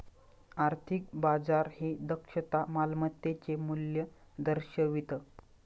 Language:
Marathi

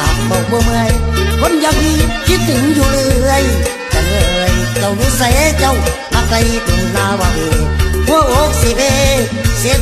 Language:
Thai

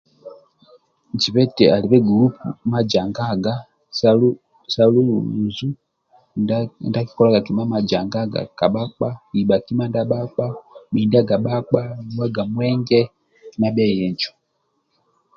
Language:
Amba (Uganda)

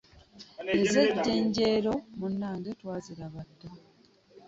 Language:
Ganda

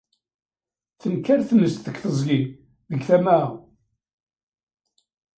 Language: Kabyle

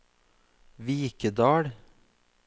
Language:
Norwegian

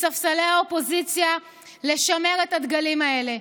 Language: Hebrew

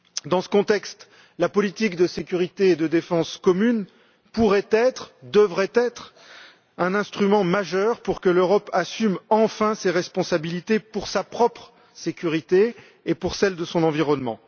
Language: French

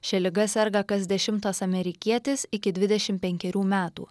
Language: Lithuanian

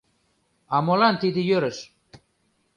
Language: Mari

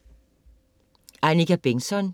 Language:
Danish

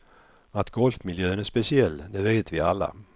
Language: Swedish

